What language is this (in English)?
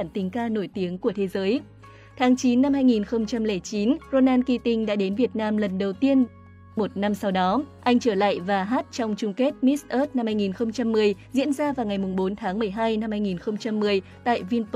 Vietnamese